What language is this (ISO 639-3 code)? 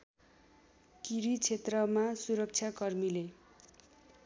nep